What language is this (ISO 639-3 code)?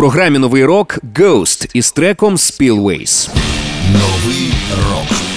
ukr